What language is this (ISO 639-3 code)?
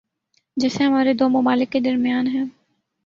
urd